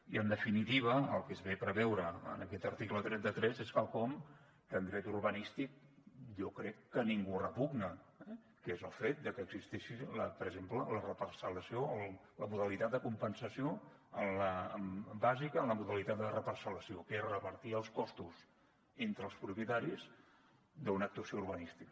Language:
Catalan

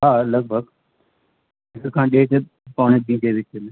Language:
Sindhi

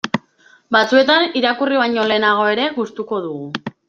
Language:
Basque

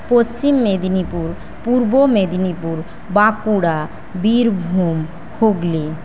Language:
Bangla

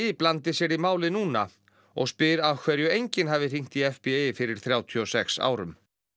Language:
Icelandic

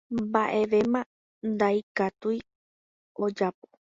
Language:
Guarani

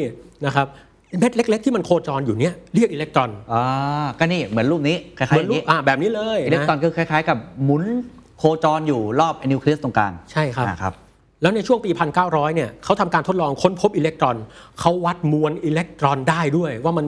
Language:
Thai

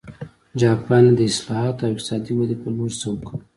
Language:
Pashto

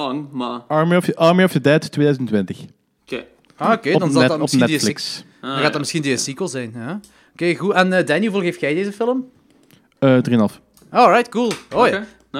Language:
Dutch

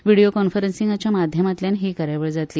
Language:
Konkani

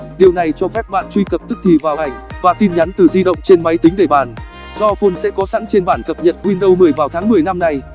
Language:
Vietnamese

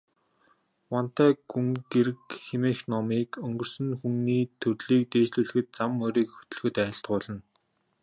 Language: Mongolian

